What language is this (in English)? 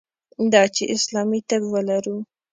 Pashto